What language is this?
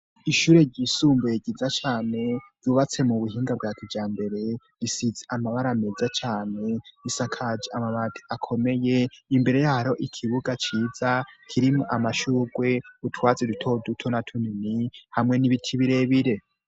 Rundi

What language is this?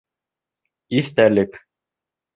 Bashkir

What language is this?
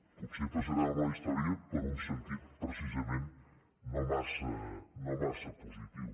Catalan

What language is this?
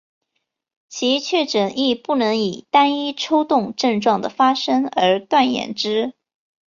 Chinese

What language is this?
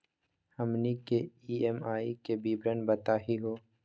Magahi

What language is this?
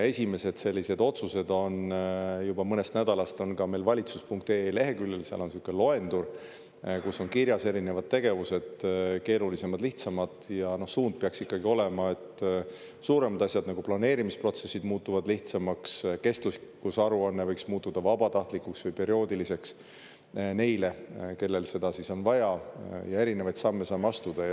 Estonian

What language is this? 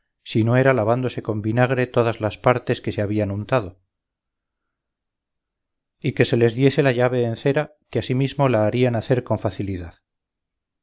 Spanish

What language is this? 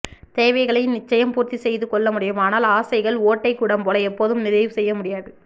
Tamil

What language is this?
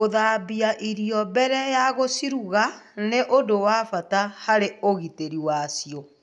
Kikuyu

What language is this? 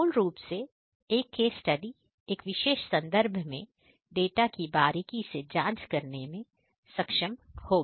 Hindi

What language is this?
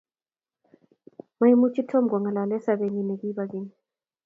Kalenjin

